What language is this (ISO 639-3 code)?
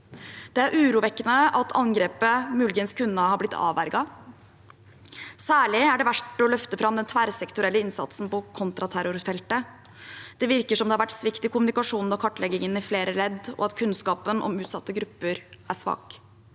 nor